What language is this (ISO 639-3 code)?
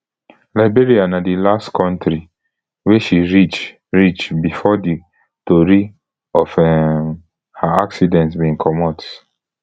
pcm